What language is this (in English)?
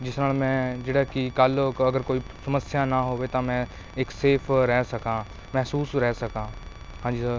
Punjabi